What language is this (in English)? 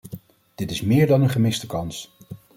Dutch